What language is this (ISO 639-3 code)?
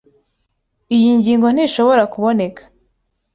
kin